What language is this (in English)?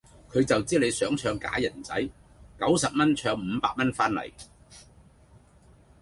Cantonese